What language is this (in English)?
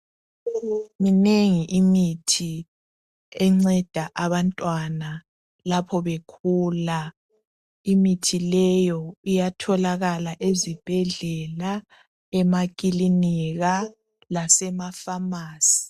North Ndebele